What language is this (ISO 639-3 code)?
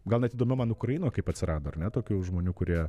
lit